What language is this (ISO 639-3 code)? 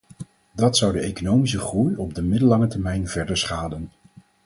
nld